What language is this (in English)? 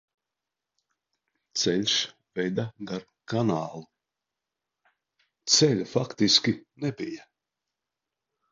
Latvian